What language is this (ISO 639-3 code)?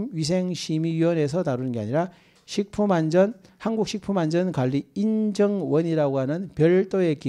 kor